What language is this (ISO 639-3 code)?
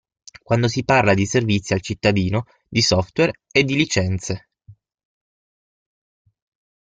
ita